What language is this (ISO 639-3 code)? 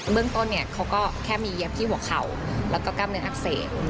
tha